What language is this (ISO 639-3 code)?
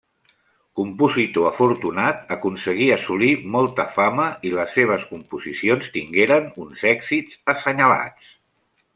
cat